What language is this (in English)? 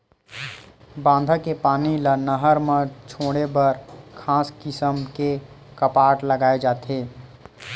Chhattisgarhi